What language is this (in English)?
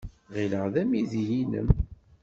Kabyle